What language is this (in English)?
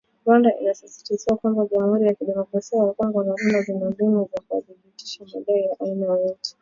Swahili